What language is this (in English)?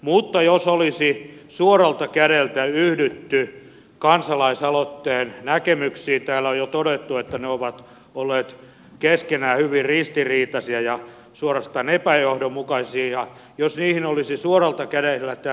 Finnish